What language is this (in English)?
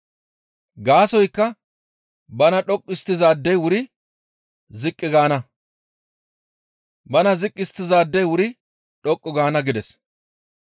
Gamo